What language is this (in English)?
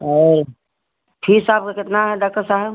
Hindi